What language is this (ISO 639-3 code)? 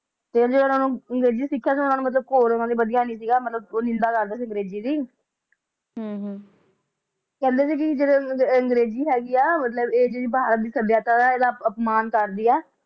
pan